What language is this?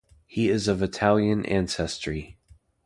English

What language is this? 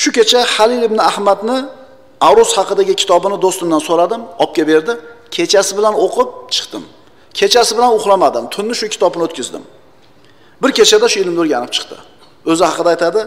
Turkish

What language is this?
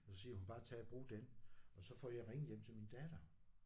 Danish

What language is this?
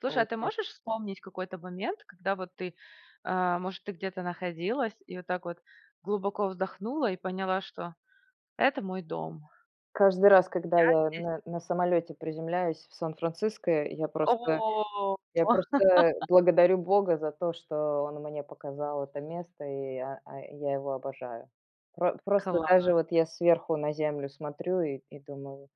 Russian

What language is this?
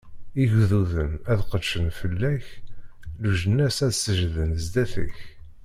Kabyle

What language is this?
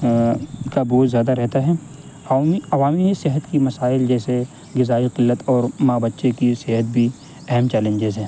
Urdu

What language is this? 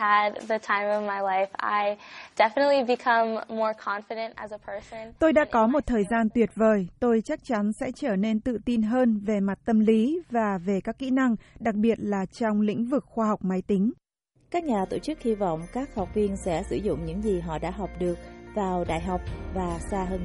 Vietnamese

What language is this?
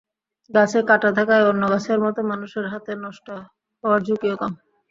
Bangla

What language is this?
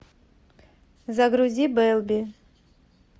Russian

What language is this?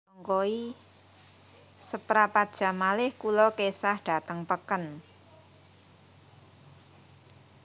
Javanese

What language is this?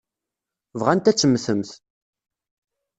Kabyle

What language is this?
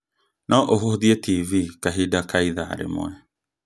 Kikuyu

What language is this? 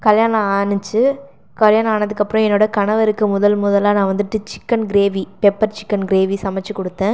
Tamil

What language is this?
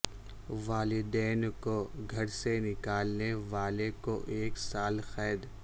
Urdu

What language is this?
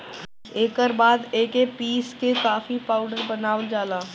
Bhojpuri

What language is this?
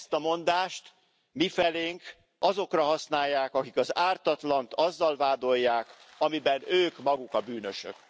Hungarian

